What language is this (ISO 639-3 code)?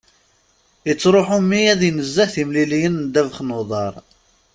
kab